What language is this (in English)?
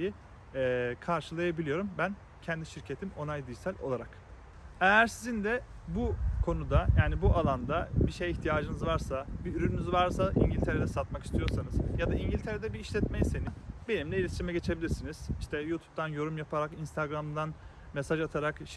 Turkish